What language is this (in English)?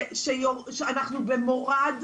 Hebrew